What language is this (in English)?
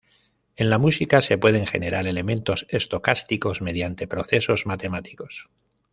Spanish